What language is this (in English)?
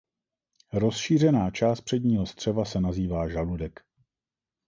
Czech